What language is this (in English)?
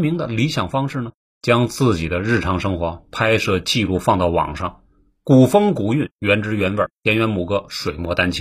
Chinese